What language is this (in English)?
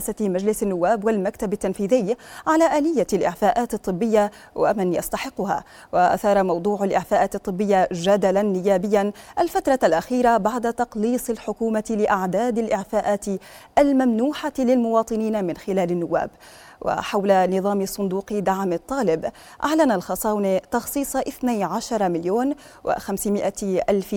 Arabic